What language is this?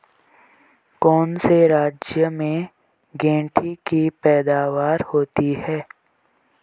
Hindi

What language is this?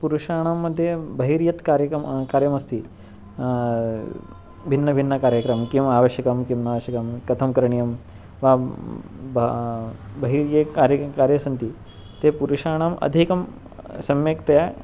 Sanskrit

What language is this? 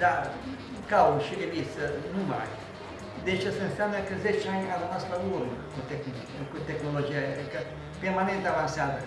Romanian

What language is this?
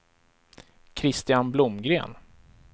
Swedish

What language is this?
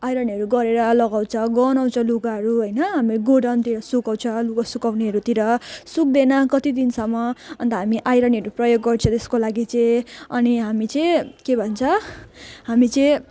Nepali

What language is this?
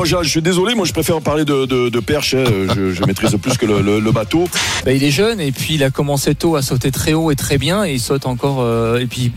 French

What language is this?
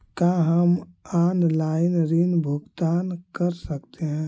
Magahi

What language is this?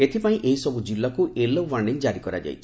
Odia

